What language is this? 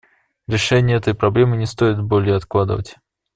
Russian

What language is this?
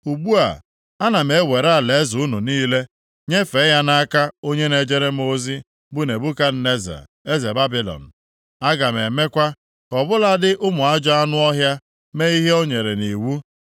Igbo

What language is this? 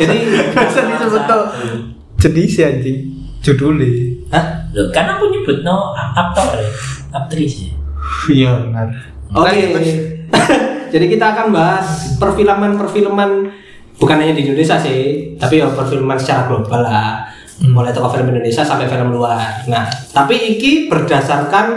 Indonesian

